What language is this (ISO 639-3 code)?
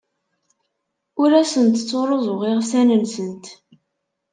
kab